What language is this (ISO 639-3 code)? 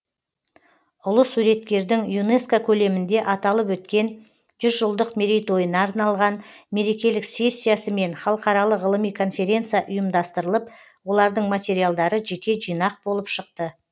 kaz